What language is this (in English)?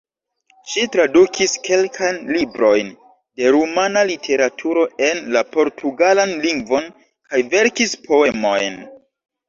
Esperanto